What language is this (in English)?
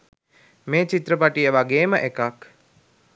Sinhala